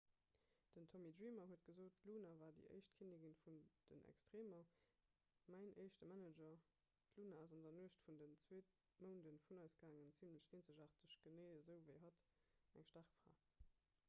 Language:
Luxembourgish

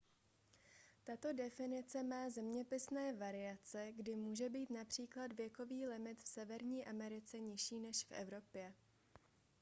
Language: Czech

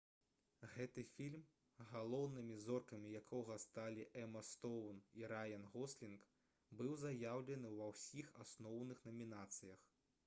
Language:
Belarusian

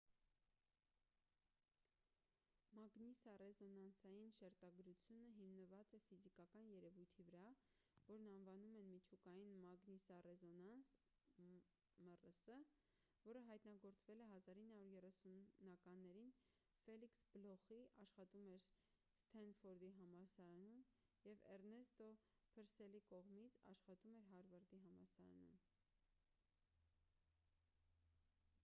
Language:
Armenian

